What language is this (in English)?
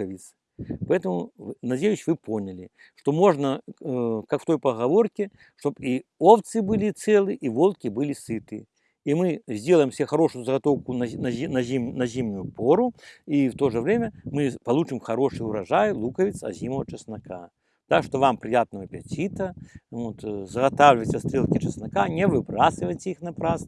Russian